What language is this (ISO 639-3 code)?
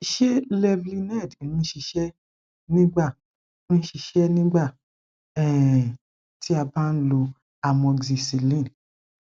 yor